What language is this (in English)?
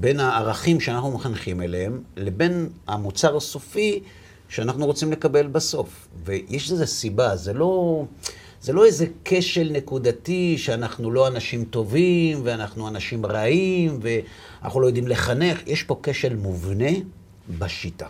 Hebrew